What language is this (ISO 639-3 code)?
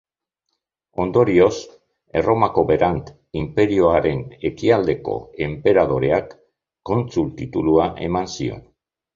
eus